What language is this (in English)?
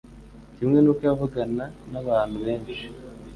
Kinyarwanda